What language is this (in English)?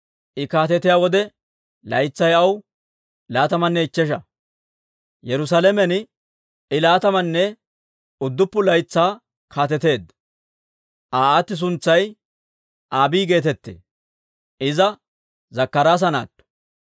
Dawro